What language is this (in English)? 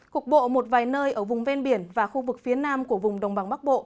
Vietnamese